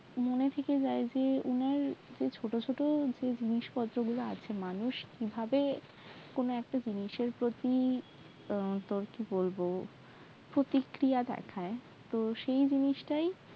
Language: Bangla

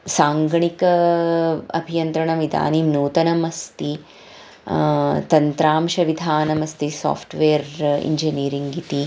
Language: Sanskrit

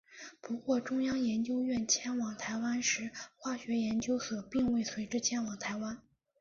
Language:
Chinese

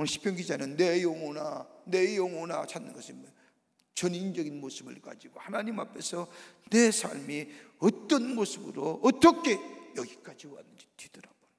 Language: Korean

